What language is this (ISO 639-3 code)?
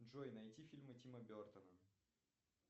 rus